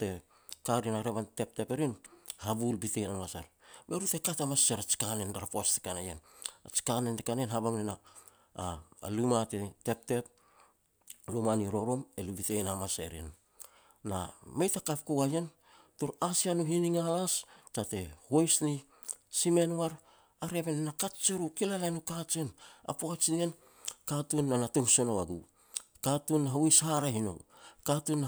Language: Petats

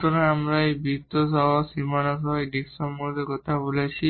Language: Bangla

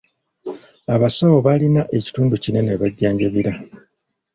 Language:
Ganda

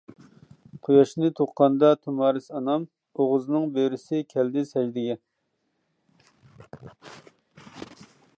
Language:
Uyghur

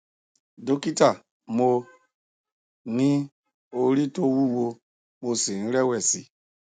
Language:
Yoruba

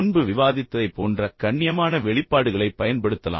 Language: Tamil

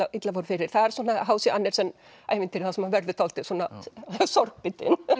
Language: Icelandic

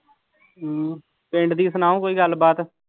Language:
Punjabi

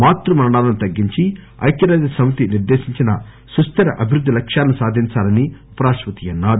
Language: Telugu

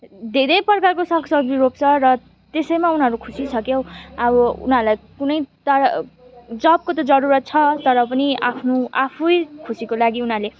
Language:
Nepali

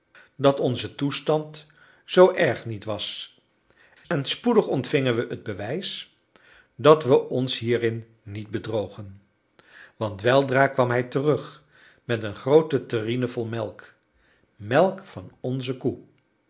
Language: Dutch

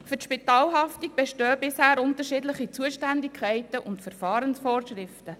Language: Swiss German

